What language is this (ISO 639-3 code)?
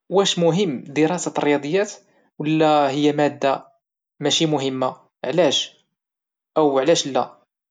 ary